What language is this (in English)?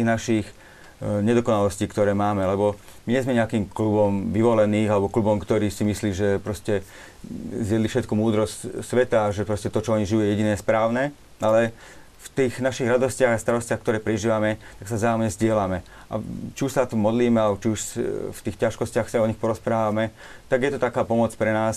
Slovak